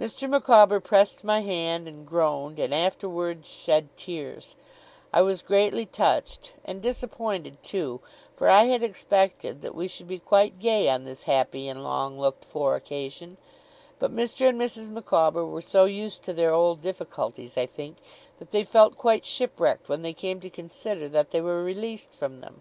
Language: English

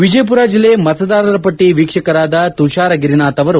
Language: Kannada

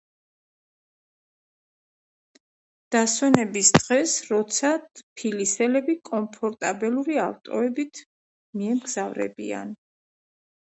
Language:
Georgian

